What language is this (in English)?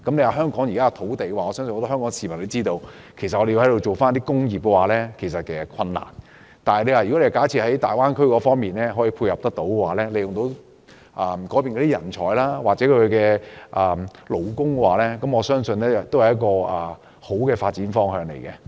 Cantonese